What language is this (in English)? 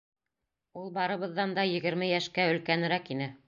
Bashkir